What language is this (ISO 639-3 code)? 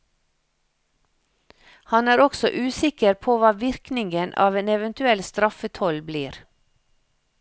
nor